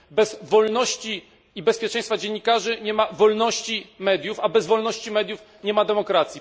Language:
Polish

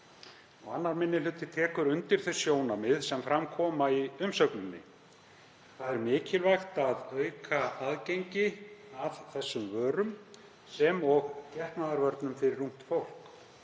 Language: Icelandic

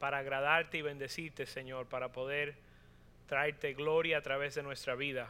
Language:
Spanish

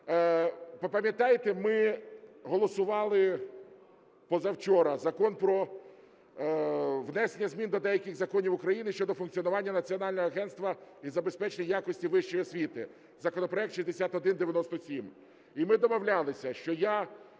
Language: Ukrainian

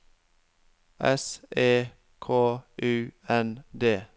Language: Norwegian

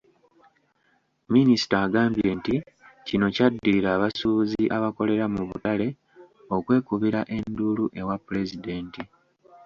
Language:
Ganda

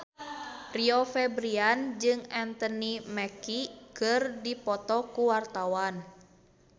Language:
Sundanese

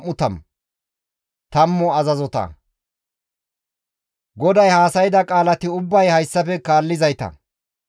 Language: Gamo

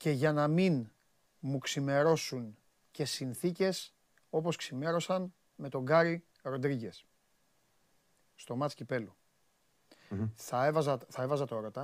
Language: Greek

